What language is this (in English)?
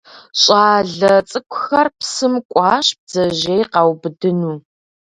Kabardian